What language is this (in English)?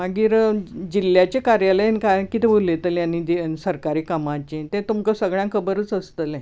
Konkani